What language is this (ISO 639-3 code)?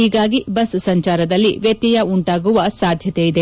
kan